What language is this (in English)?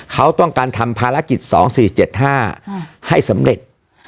Thai